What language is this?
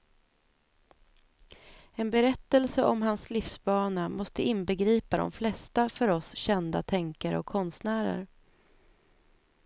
Swedish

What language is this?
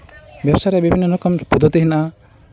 Santali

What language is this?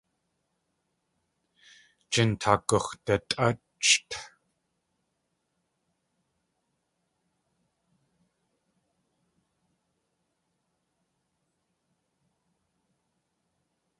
Tlingit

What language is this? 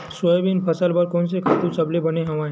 Chhattisgarhi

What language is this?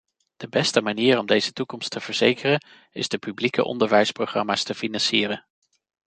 Dutch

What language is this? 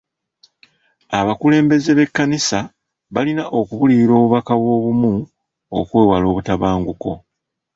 Ganda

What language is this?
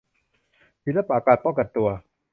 Thai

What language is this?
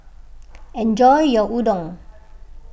English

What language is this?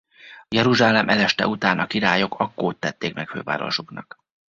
Hungarian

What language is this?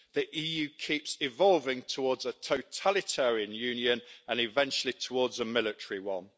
English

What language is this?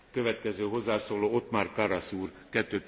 German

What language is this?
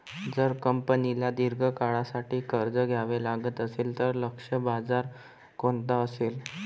Marathi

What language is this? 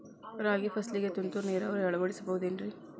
Kannada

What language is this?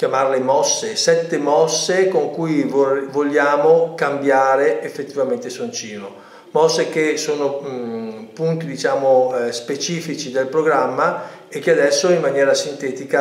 Italian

